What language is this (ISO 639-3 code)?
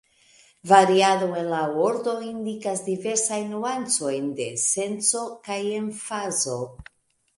epo